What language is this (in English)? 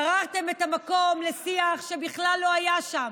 Hebrew